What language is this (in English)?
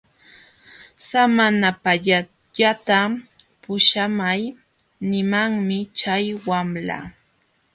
Jauja Wanca Quechua